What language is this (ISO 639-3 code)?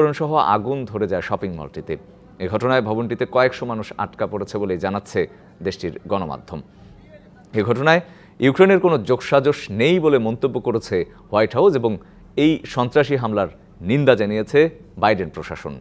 tur